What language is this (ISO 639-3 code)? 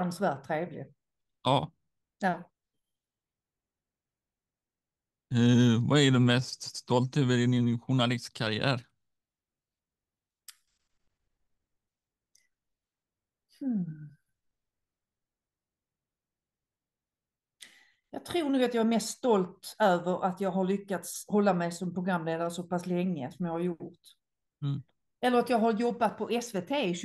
swe